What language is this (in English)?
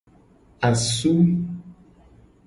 Gen